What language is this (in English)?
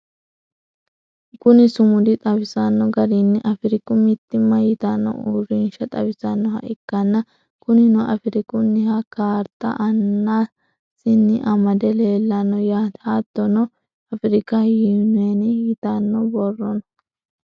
Sidamo